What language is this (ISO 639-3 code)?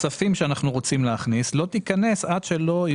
heb